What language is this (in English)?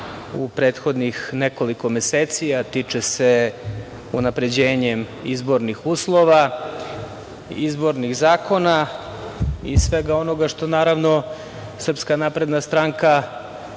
Serbian